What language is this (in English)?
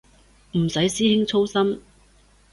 Cantonese